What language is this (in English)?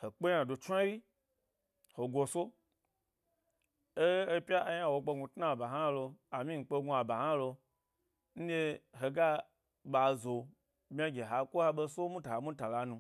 Gbari